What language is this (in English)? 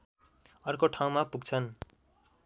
Nepali